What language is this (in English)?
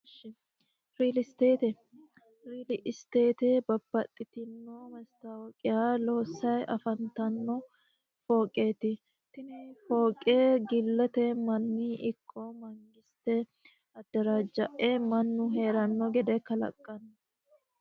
Sidamo